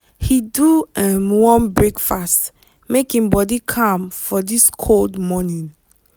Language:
Nigerian Pidgin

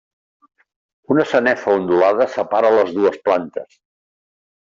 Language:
Catalan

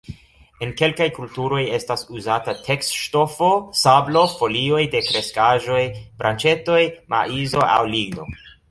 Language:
Esperanto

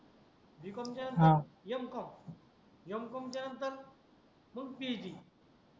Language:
Marathi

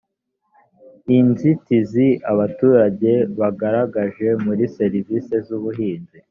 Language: Kinyarwanda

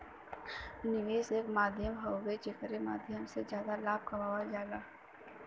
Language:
Bhojpuri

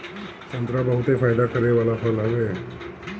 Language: Bhojpuri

